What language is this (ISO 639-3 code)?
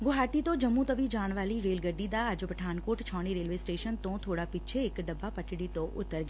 pan